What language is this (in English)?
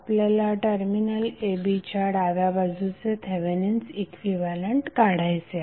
Marathi